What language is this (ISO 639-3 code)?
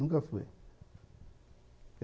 por